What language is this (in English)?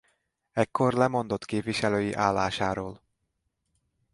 Hungarian